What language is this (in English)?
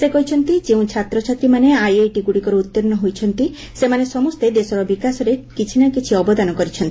Odia